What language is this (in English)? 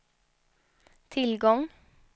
Swedish